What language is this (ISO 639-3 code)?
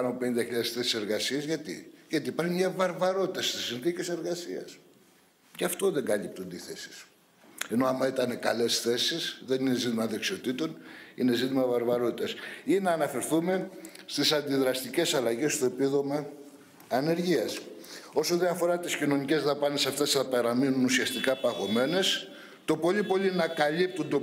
ell